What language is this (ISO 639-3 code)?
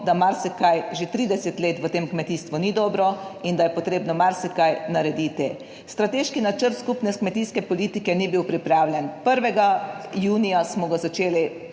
slv